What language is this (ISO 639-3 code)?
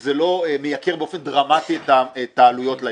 heb